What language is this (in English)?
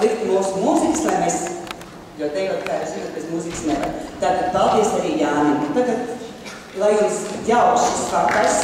Latvian